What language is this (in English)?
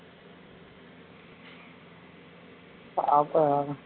Tamil